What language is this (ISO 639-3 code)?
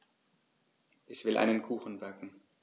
deu